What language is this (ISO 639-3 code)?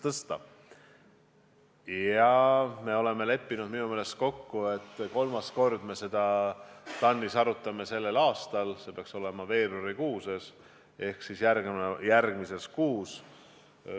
est